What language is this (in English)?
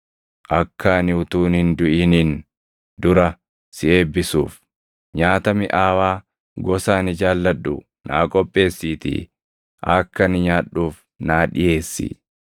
Oromo